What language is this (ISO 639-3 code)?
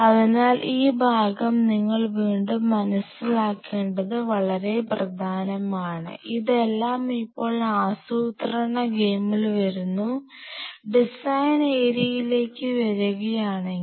mal